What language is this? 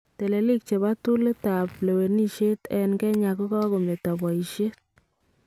Kalenjin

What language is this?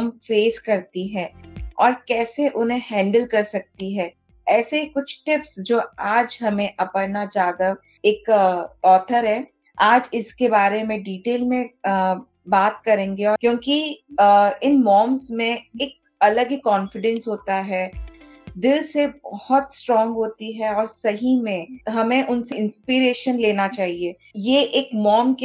Hindi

